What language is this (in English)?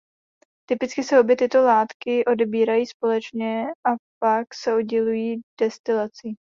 Czech